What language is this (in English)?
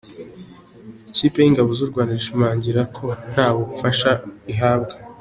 Kinyarwanda